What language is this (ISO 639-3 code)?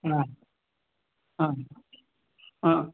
san